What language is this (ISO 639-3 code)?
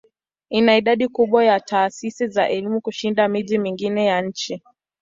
swa